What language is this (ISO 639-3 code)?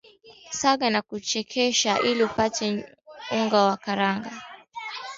swa